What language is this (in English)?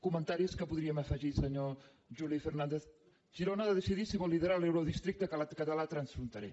Catalan